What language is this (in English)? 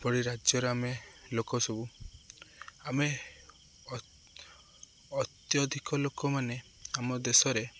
Odia